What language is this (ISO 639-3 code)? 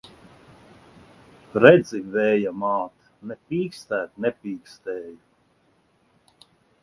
lav